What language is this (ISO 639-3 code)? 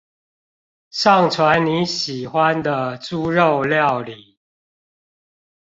zho